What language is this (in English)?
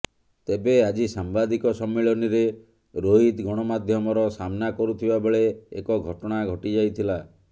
Odia